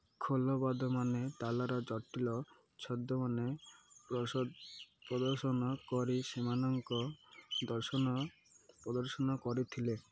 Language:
Odia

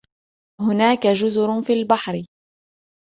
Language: Arabic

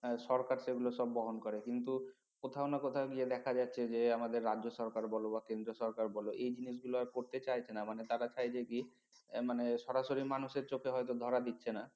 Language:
Bangla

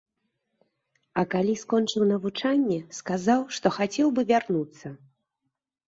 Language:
Belarusian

